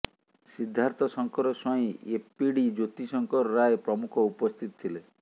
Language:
Odia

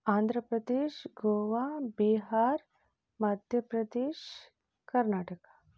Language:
Kannada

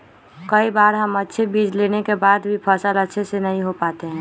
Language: Magahi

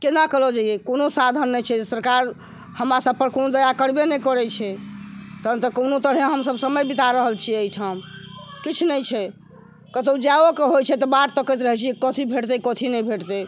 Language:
Maithili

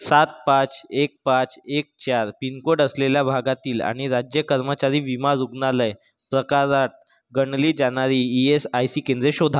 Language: Marathi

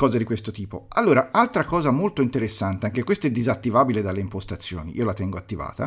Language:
Italian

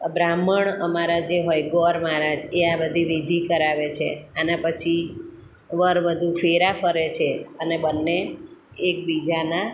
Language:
Gujarati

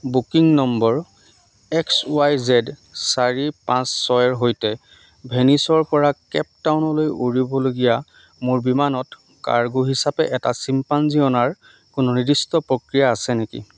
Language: Assamese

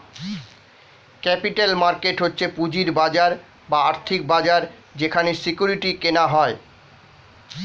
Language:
Bangla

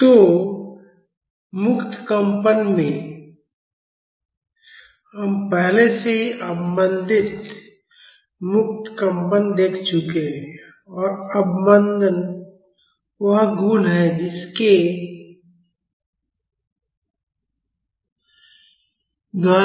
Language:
Hindi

